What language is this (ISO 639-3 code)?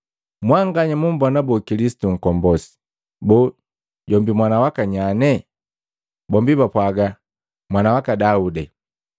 mgv